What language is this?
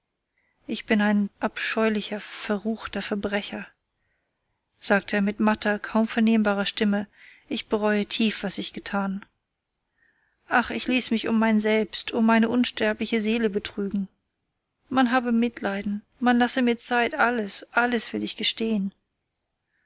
German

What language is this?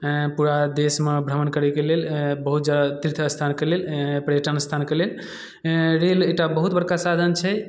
Maithili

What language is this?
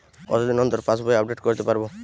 Bangla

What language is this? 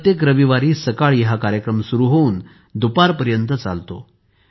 Marathi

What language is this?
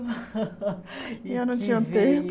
Portuguese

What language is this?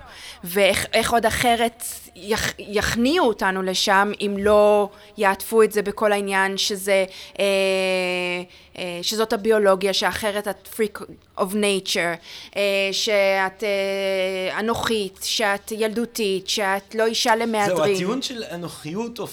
Hebrew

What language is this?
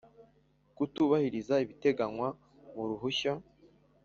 Kinyarwanda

